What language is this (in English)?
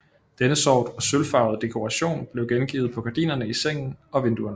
Danish